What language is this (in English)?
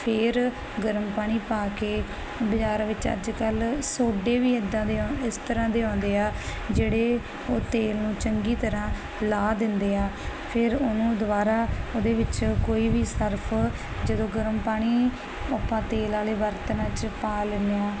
Punjabi